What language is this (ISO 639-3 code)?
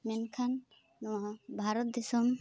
sat